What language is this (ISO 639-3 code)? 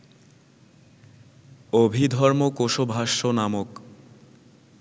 ben